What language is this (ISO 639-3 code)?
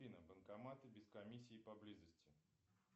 rus